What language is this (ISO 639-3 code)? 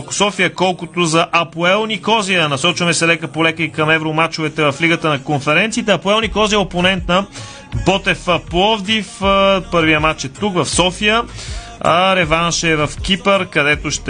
bul